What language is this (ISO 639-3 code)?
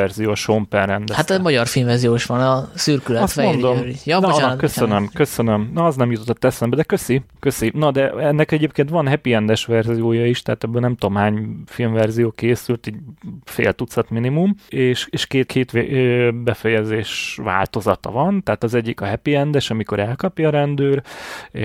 hun